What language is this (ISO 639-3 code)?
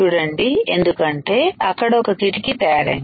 tel